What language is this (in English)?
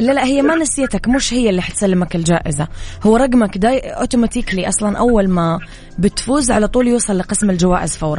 Arabic